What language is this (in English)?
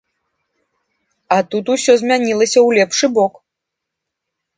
Belarusian